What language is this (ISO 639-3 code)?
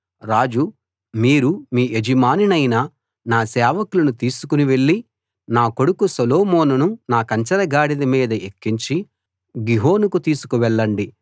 tel